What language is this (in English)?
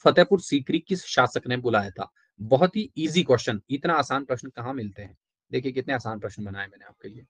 Hindi